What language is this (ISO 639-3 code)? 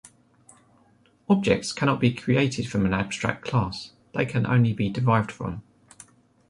eng